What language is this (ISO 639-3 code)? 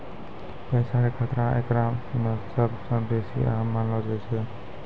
mai